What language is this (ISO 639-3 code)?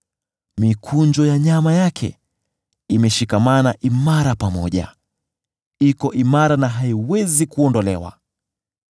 swa